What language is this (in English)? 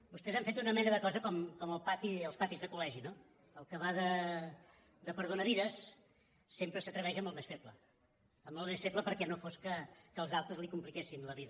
Catalan